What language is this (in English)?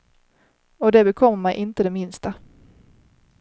Swedish